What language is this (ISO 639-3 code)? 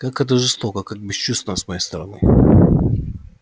rus